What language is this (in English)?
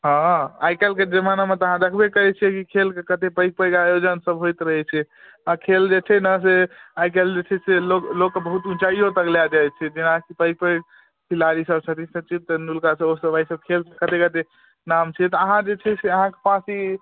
Maithili